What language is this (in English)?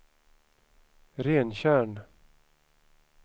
Swedish